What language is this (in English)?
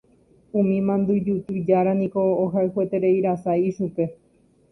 Guarani